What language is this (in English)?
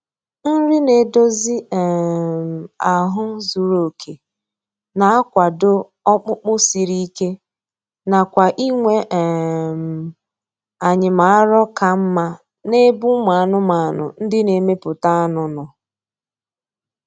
Igbo